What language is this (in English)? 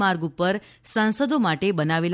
Gujarati